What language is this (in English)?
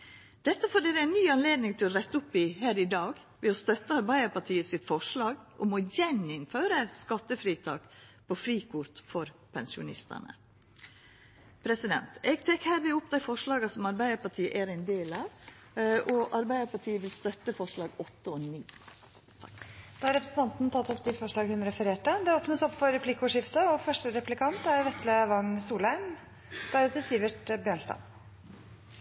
Norwegian